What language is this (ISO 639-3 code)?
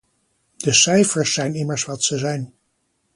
nld